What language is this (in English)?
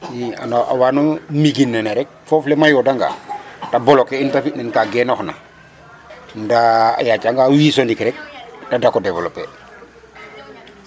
Serer